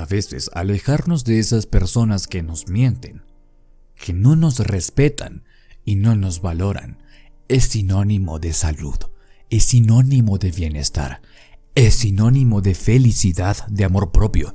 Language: Spanish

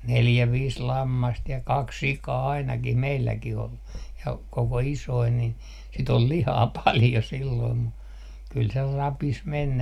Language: Finnish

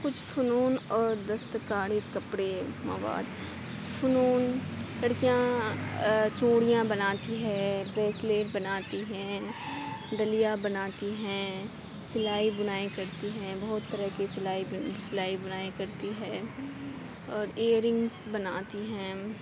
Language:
Urdu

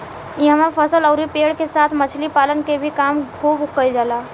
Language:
Bhojpuri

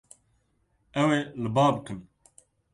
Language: Kurdish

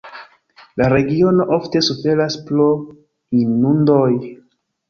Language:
Esperanto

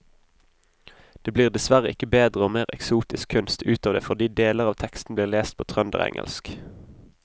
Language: Norwegian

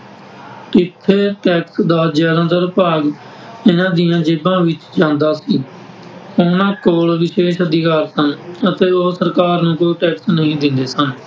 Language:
Punjabi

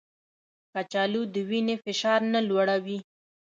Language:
Pashto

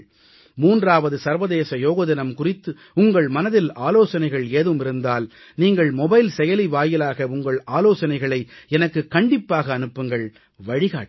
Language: Tamil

